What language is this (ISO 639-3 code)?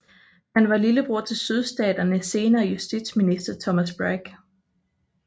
dan